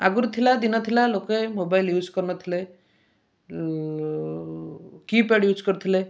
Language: Odia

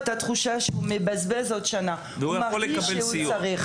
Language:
Hebrew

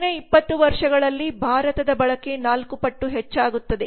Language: Kannada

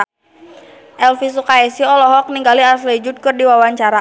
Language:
Sundanese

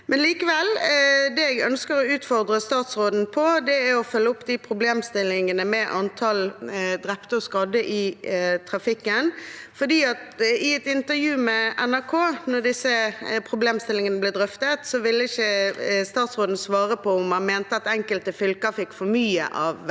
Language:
Norwegian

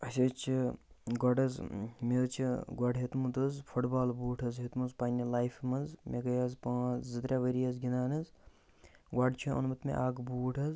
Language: Kashmiri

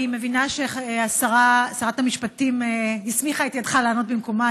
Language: Hebrew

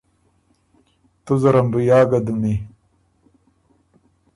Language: Ormuri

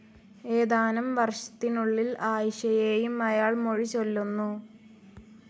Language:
Malayalam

